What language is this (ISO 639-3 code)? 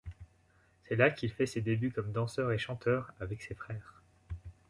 fra